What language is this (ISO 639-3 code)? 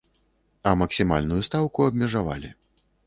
bel